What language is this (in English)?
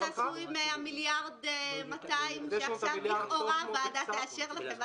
Hebrew